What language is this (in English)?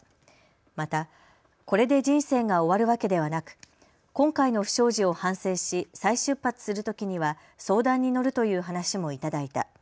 Japanese